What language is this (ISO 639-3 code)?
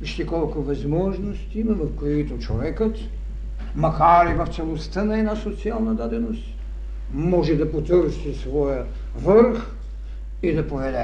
bul